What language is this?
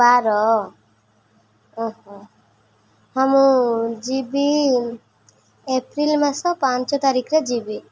Odia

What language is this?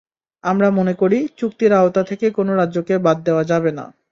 Bangla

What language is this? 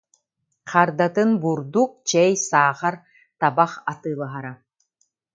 Yakut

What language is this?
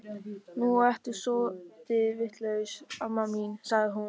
Icelandic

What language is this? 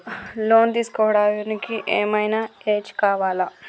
Telugu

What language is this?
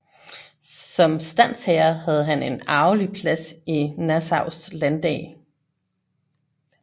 Danish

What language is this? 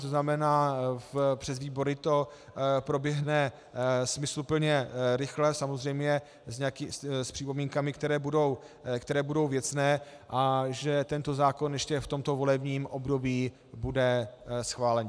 Czech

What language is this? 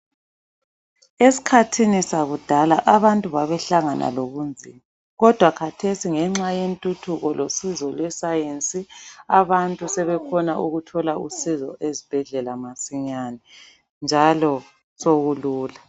North Ndebele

